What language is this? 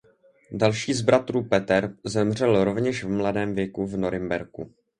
Czech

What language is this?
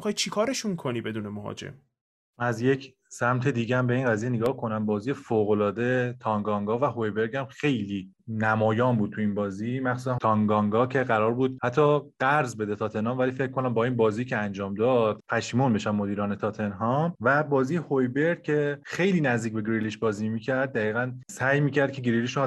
Persian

